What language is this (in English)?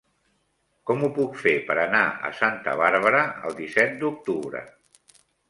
Catalan